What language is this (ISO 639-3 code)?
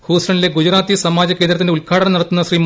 mal